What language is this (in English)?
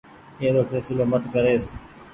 Goaria